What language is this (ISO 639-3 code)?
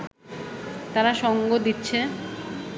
ben